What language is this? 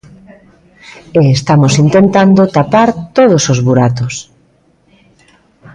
Galician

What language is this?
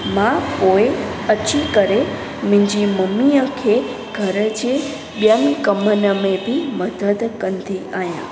Sindhi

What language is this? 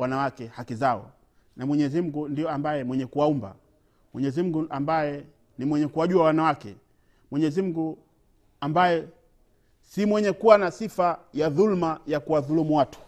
Swahili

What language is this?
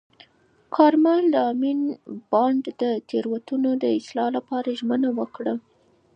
Pashto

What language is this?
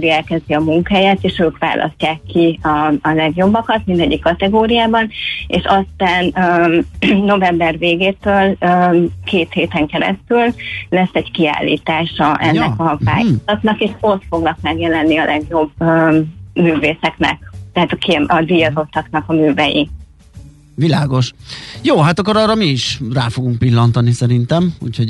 Hungarian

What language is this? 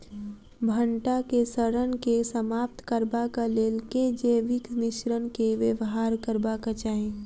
Maithili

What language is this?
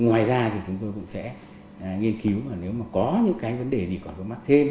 Vietnamese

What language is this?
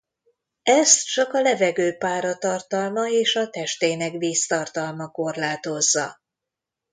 Hungarian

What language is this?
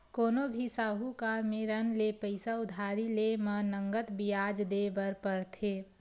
Chhattisgarhi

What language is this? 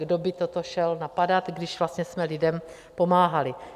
Czech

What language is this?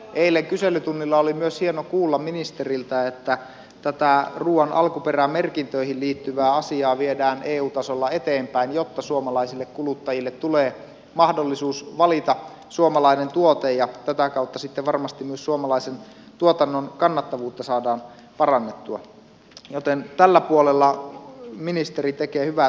Finnish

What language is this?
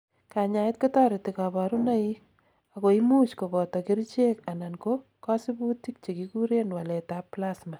Kalenjin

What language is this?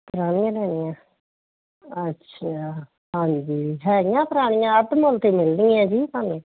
Punjabi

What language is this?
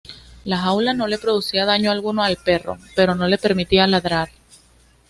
Spanish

